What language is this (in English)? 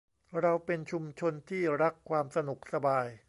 Thai